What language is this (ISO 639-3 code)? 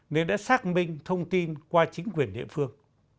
vie